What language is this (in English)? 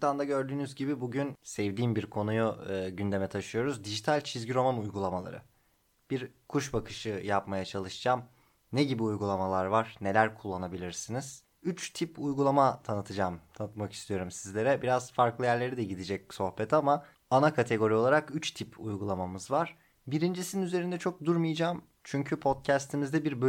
Turkish